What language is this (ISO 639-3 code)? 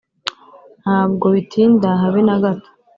kin